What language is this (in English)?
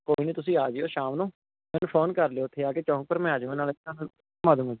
Punjabi